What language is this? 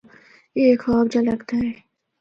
Northern Hindko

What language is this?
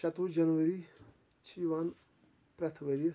Kashmiri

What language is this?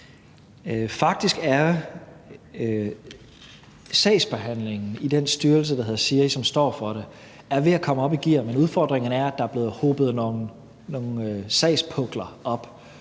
Danish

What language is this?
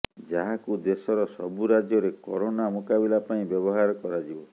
Odia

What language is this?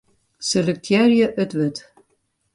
Western Frisian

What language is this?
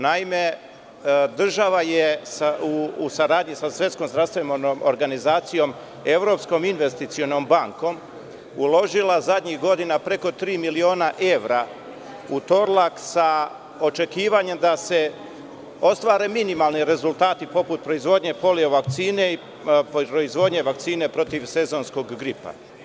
Serbian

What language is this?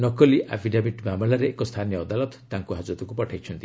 Odia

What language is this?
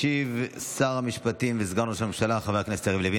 Hebrew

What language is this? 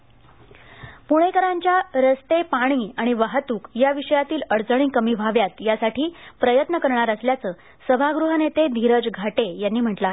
Marathi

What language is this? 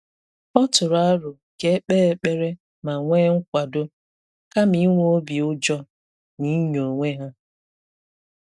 Igbo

